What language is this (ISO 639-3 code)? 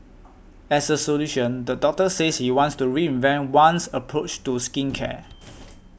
eng